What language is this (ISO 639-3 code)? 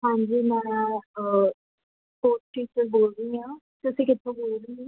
pan